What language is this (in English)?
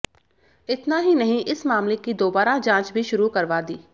Hindi